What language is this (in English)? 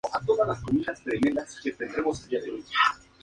Spanish